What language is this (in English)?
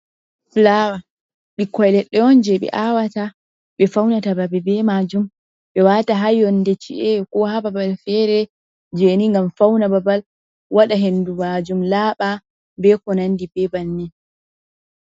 Fula